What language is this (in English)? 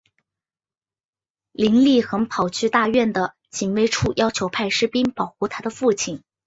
Chinese